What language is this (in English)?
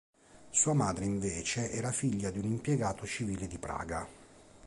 Italian